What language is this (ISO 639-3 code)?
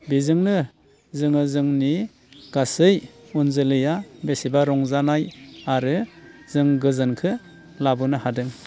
brx